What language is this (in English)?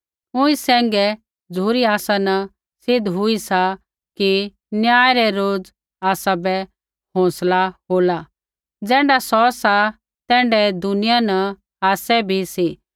Kullu Pahari